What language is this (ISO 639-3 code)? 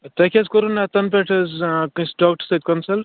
kas